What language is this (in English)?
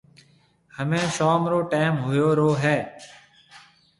Marwari (Pakistan)